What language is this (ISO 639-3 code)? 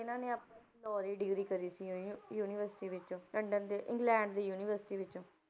pan